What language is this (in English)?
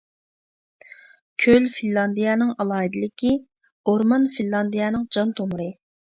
Uyghur